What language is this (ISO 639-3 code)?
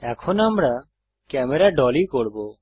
ben